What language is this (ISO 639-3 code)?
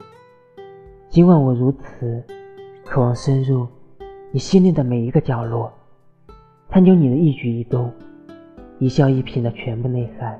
zho